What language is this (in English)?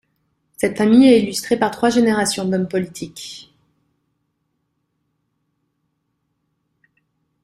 French